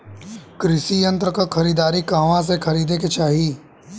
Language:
Bhojpuri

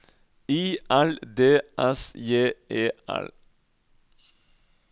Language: Norwegian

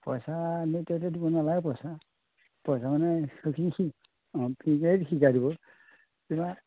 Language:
Assamese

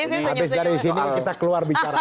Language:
Indonesian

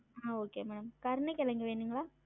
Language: Tamil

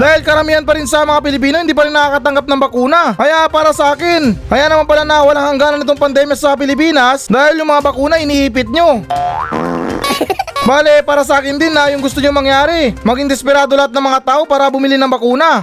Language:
Filipino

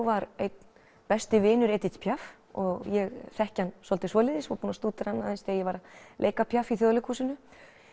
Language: Icelandic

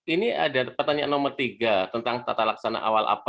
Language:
Indonesian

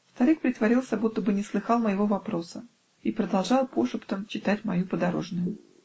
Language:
Russian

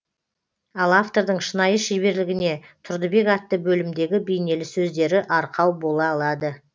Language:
Kazakh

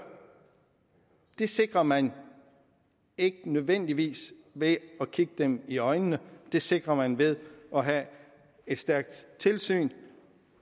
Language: Danish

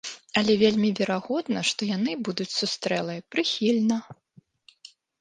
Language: Belarusian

